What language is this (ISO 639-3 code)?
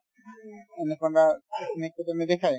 asm